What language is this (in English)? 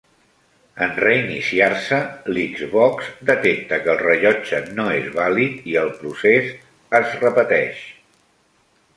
Catalan